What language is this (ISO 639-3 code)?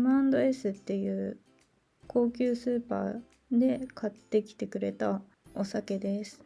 jpn